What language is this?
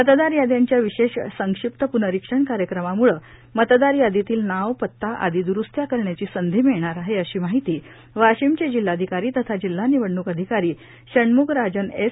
Marathi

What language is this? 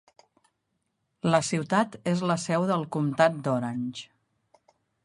Catalan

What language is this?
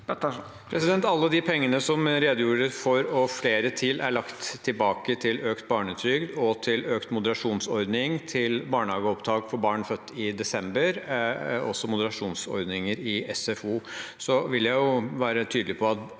Norwegian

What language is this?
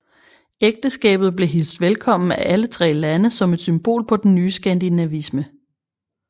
Danish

